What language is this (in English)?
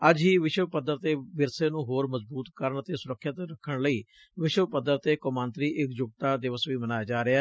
Punjabi